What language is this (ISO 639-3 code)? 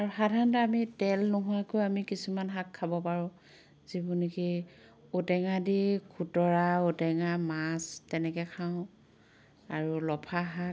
asm